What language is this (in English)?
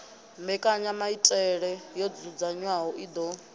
Venda